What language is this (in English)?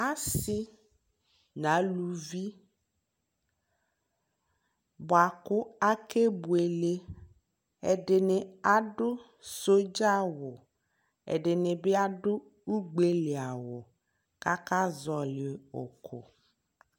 Ikposo